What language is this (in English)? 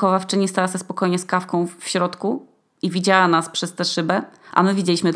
Polish